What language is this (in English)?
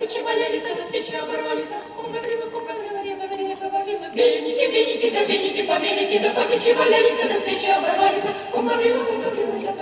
Ukrainian